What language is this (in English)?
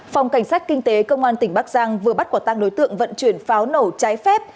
Vietnamese